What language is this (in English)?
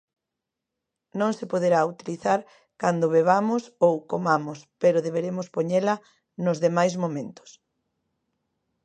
Galician